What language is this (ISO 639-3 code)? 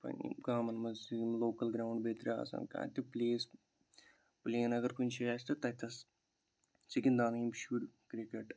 kas